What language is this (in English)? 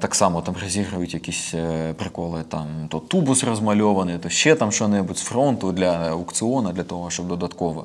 Ukrainian